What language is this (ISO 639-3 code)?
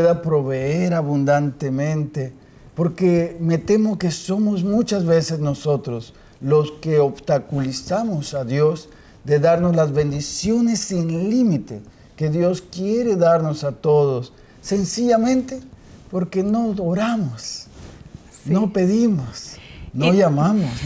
spa